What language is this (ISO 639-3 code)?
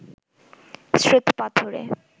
ben